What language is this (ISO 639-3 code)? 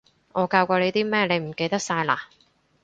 yue